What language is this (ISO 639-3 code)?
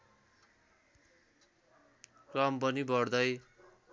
nep